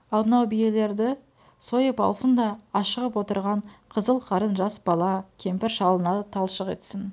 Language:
Kazakh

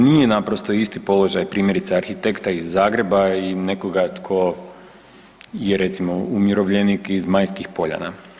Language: Croatian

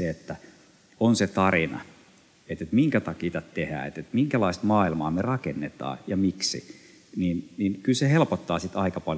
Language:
Finnish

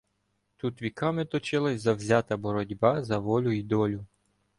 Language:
Ukrainian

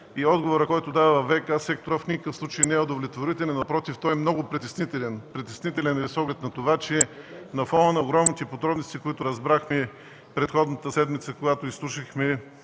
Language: Bulgarian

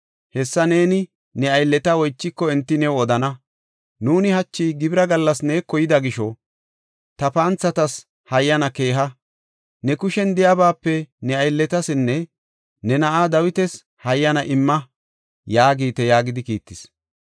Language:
Gofa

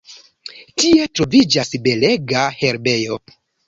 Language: Esperanto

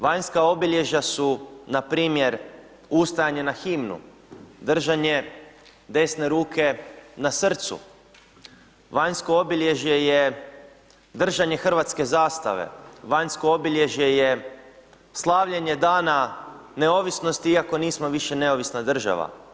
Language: Croatian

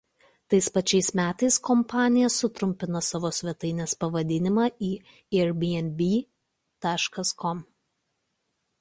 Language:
Lithuanian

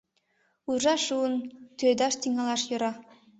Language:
Mari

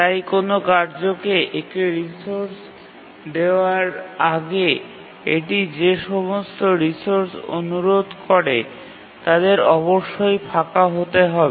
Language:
Bangla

